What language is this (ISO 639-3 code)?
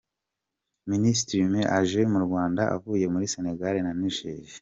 kin